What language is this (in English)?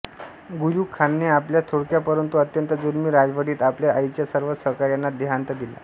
Marathi